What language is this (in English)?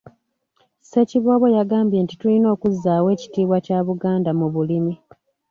Ganda